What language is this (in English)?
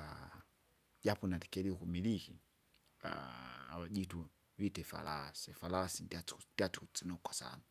Kinga